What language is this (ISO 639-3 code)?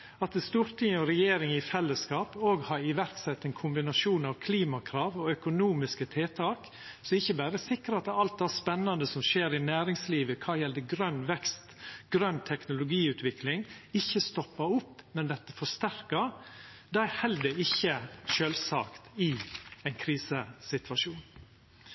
nno